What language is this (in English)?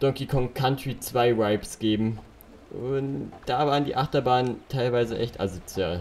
German